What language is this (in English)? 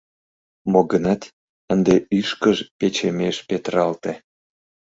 Mari